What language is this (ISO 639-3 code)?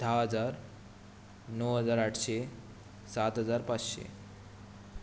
kok